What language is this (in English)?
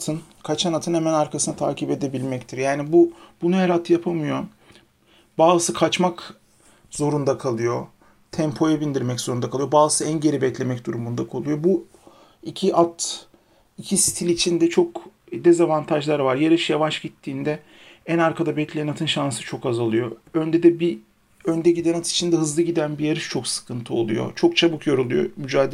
Turkish